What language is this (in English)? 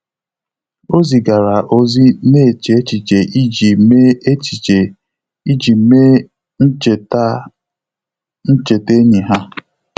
Igbo